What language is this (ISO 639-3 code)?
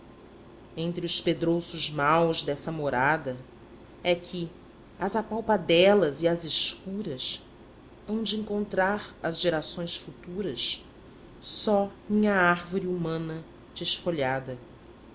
por